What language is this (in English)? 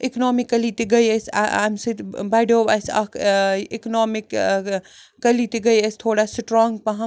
Kashmiri